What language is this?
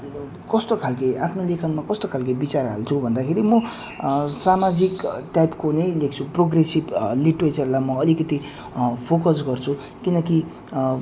Nepali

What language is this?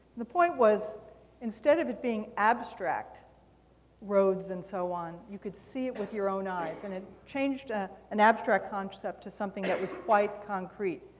English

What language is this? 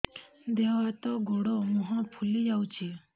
Odia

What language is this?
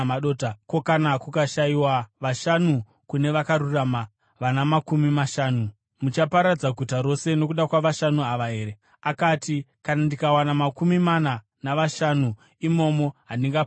Shona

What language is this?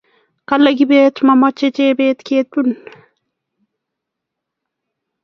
Kalenjin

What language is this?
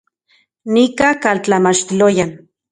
Central Puebla Nahuatl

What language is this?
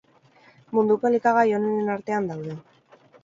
Basque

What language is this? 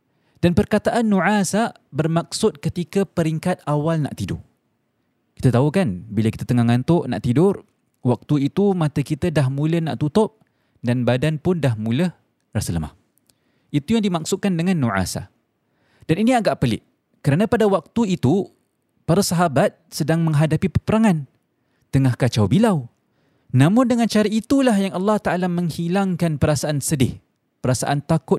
Malay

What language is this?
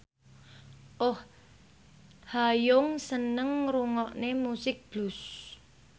Javanese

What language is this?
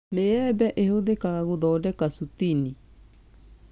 Kikuyu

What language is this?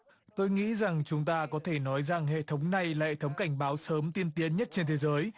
Vietnamese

